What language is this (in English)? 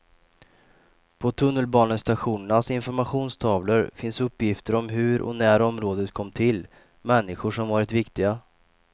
Swedish